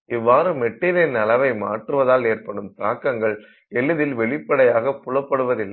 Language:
Tamil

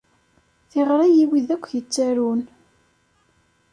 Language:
Kabyle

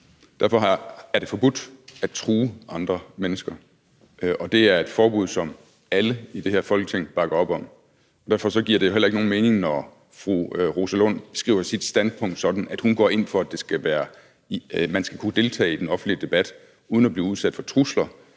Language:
Danish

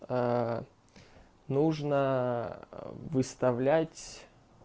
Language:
Russian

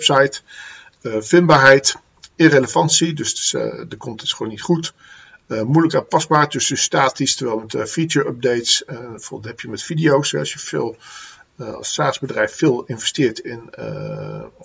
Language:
Dutch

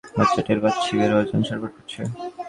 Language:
Bangla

